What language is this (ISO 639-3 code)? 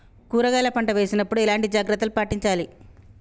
tel